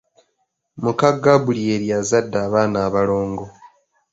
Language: Ganda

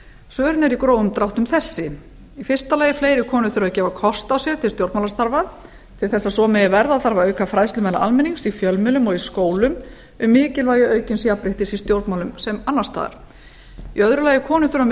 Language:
Icelandic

